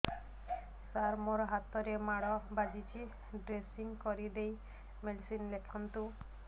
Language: Odia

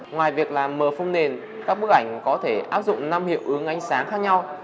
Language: Vietnamese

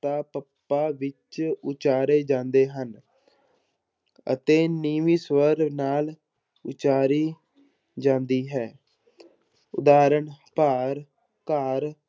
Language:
Punjabi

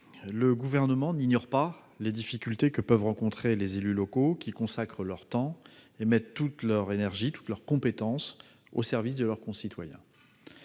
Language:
French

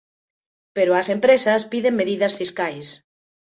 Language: Galician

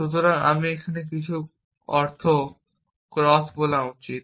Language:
Bangla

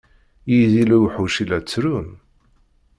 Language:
Kabyle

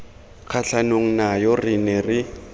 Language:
Tswana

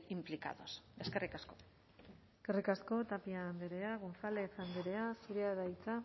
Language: Basque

